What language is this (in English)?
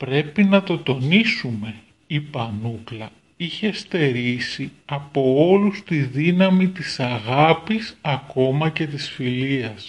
Greek